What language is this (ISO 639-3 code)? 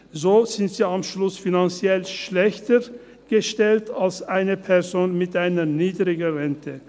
gsw